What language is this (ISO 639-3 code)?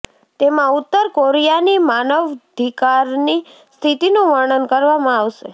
guj